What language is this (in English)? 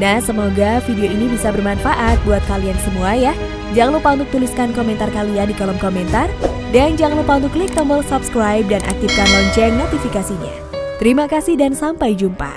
Indonesian